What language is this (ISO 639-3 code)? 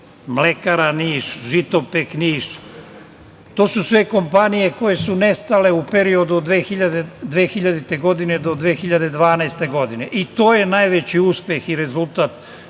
srp